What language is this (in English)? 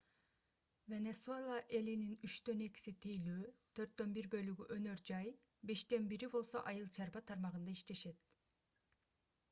Kyrgyz